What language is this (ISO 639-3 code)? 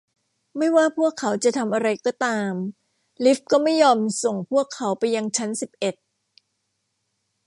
tha